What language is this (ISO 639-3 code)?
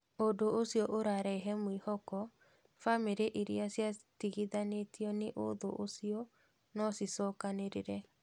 kik